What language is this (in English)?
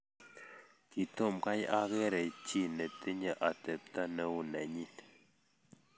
Kalenjin